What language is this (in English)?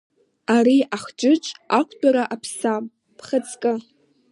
Abkhazian